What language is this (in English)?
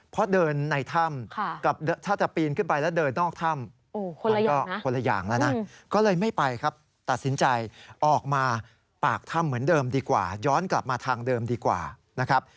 Thai